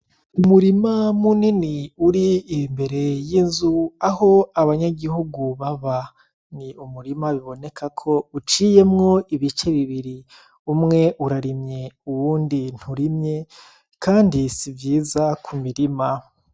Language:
Rundi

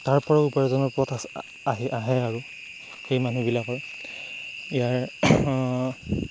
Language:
Assamese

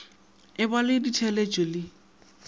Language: Northern Sotho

